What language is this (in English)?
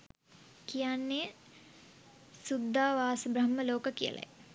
Sinhala